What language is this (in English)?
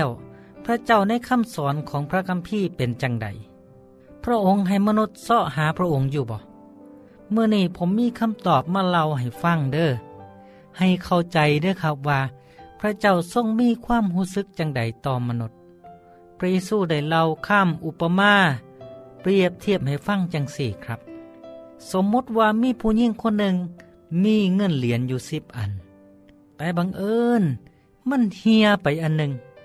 Thai